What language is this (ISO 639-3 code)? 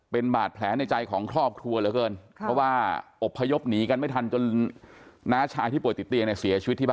tha